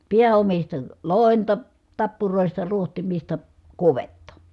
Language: Finnish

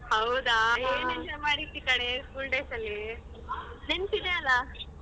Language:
Kannada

